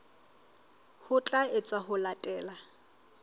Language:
Southern Sotho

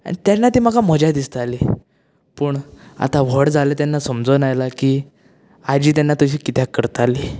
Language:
Konkani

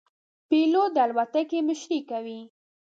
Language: Pashto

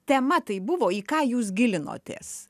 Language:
Lithuanian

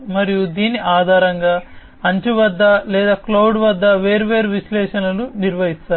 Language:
Telugu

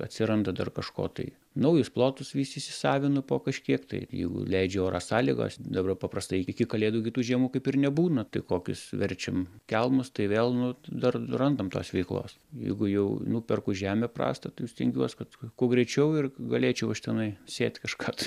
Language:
Lithuanian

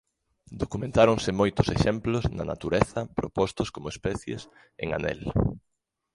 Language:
Galician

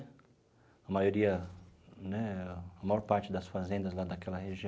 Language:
Portuguese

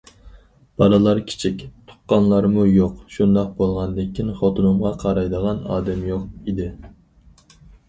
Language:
Uyghur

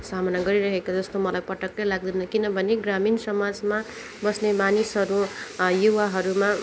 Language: Nepali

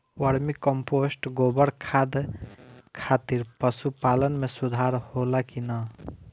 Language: Bhojpuri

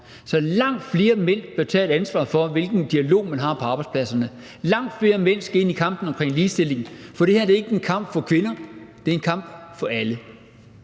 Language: Danish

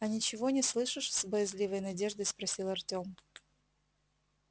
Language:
Russian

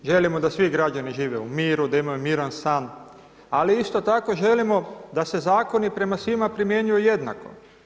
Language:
Croatian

